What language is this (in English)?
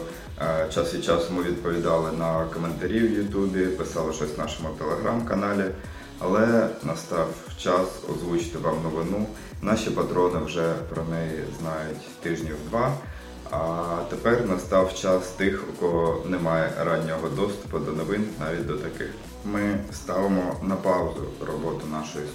Ukrainian